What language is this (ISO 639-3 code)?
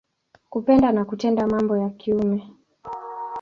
swa